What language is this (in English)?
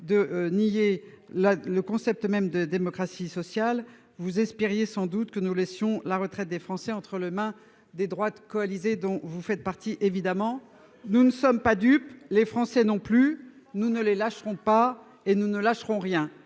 French